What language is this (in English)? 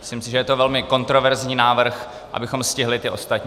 Czech